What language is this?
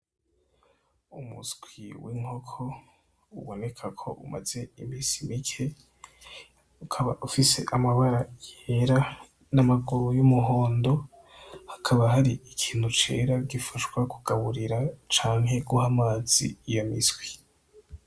Rundi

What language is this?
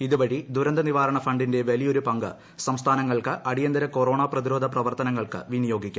Malayalam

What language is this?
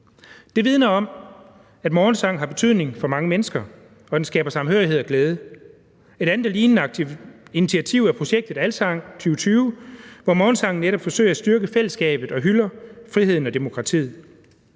Danish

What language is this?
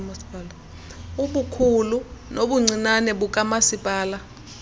Xhosa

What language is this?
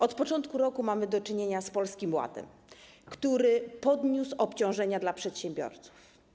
Polish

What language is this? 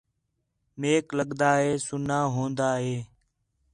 Khetrani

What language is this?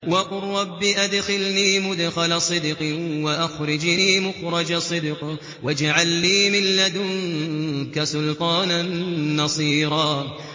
Arabic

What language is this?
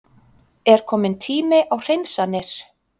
Icelandic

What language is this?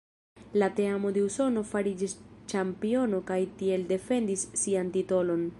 Esperanto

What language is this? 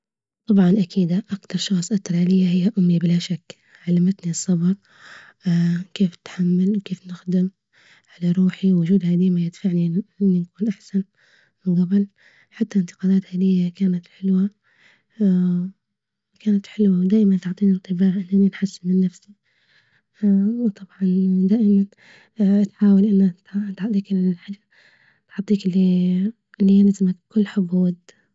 Libyan Arabic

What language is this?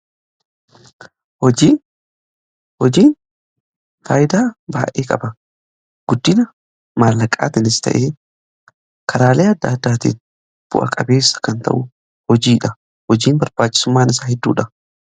Oromo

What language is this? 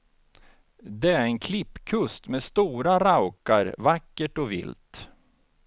Swedish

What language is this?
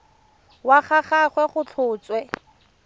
Tswana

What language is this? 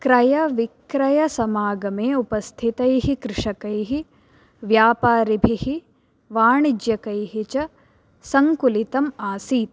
Sanskrit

